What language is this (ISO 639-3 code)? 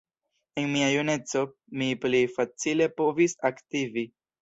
epo